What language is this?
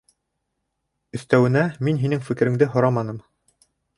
Bashkir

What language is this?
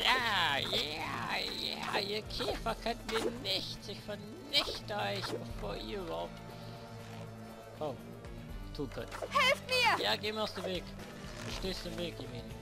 German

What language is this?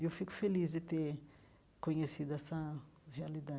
Portuguese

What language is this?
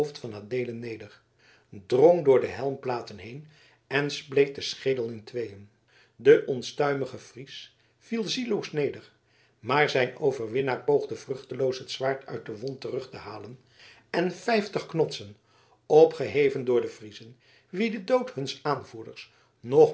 Dutch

